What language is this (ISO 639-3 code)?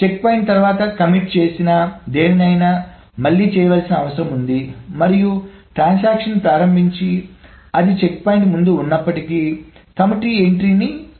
tel